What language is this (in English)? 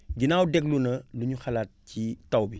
Wolof